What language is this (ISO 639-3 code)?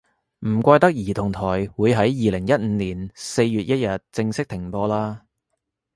yue